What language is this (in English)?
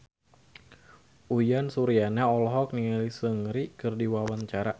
Sundanese